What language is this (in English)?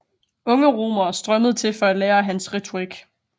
Danish